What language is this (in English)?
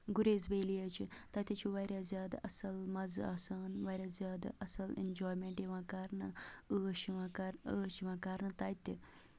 Kashmiri